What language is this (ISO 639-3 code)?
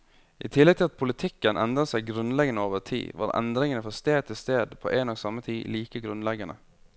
nor